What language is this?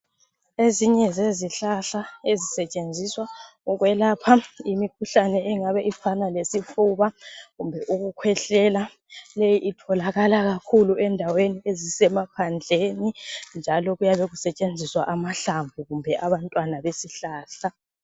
North Ndebele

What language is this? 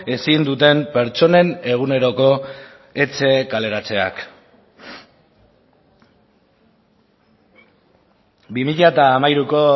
Basque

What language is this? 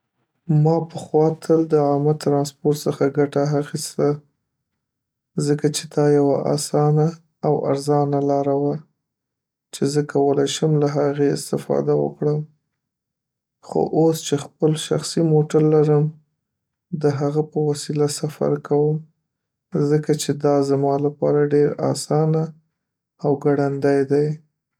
Pashto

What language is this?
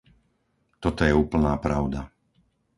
Slovak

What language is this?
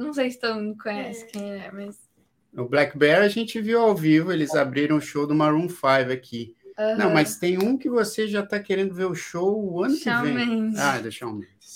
Portuguese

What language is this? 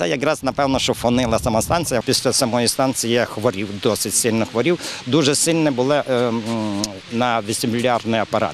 Ukrainian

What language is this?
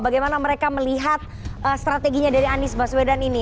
Indonesian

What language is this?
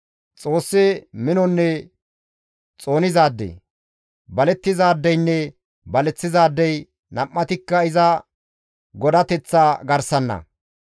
Gamo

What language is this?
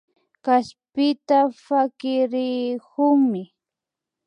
Imbabura Highland Quichua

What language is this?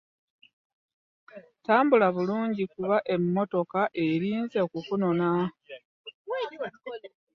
Ganda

